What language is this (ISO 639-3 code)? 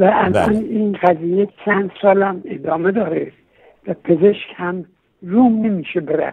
fas